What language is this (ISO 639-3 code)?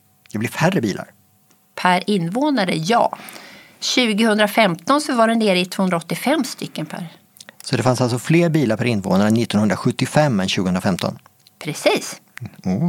swe